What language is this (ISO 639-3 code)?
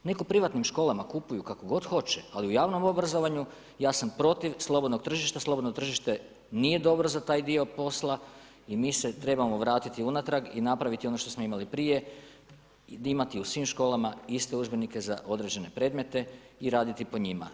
hrv